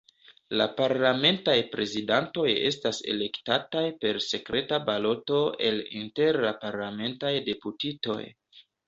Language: Esperanto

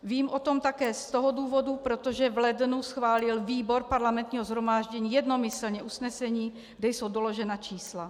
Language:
Czech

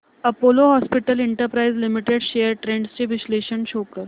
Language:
Marathi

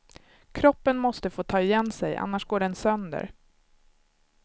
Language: Swedish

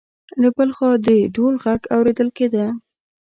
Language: Pashto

